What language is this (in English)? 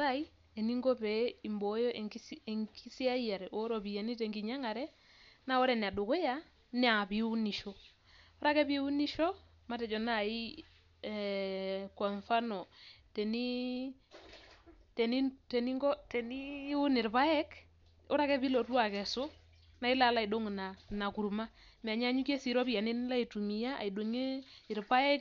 Masai